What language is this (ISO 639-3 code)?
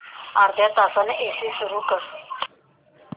mar